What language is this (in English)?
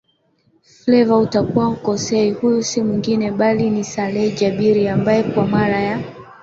Swahili